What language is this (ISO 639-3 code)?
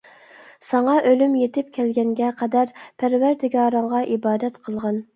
uig